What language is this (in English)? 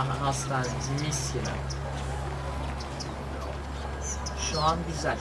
Turkish